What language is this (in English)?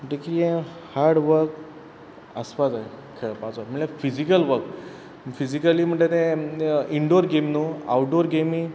Konkani